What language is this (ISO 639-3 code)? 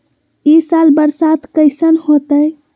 mag